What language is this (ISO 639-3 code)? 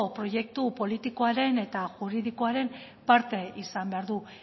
eus